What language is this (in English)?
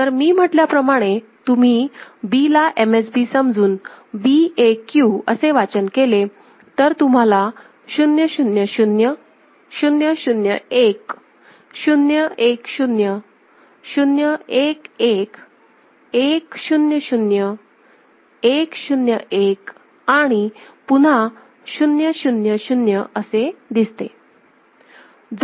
Marathi